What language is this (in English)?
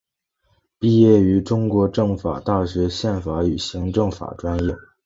Chinese